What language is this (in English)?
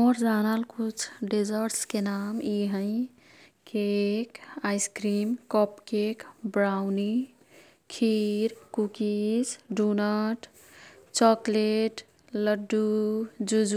Kathoriya Tharu